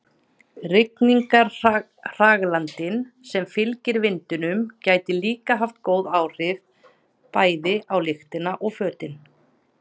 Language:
Icelandic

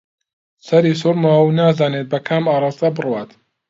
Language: Central Kurdish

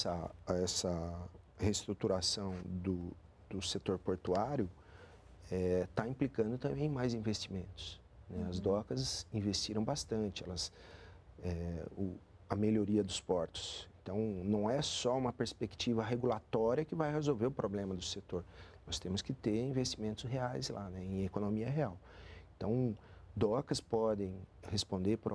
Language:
Portuguese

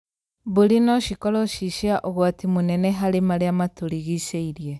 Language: Kikuyu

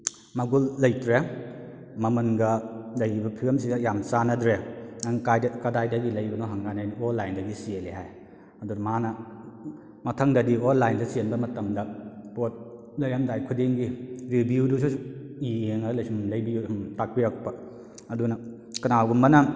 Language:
Manipuri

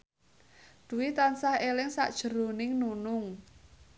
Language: Javanese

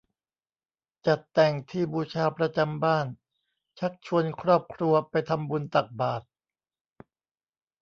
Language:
Thai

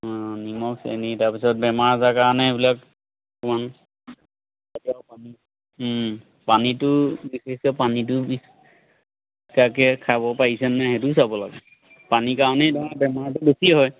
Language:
Assamese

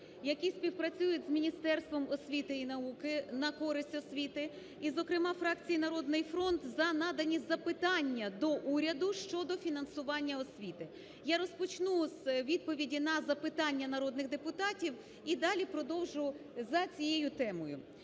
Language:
Ukrainian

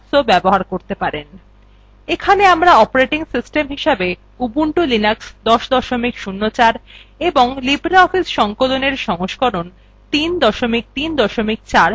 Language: Bangla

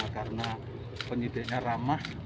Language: Indonesian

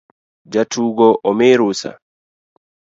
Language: Luo (Kenya and Tanzania)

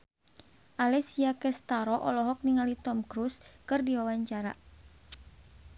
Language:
Sundanese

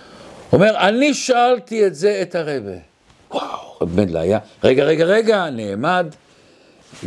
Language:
Hebrew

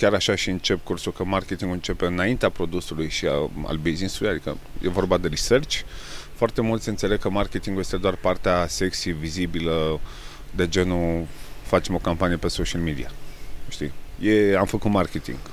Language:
Romanian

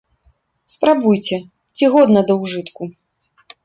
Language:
Belarusian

